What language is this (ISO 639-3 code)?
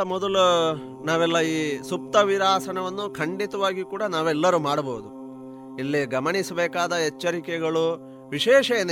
kan